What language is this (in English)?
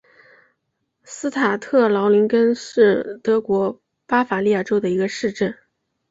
Chinese